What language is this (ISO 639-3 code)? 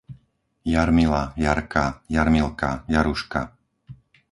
slk